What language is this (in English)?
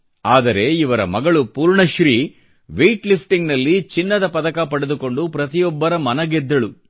Kannada